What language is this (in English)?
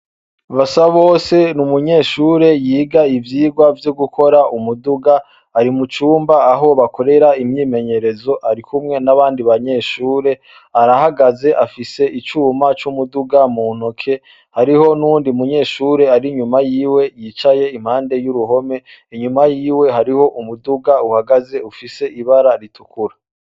Rundi